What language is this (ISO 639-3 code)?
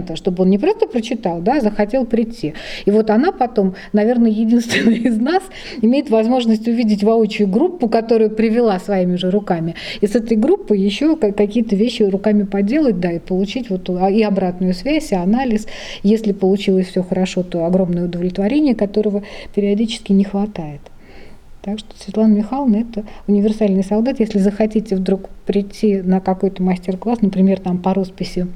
rus